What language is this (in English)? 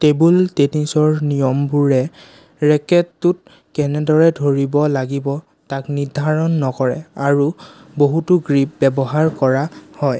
Assamese